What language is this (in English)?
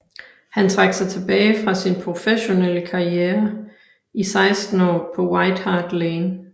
Danish